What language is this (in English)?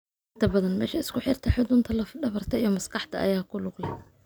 Somali